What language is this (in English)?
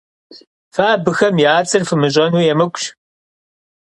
Kabardian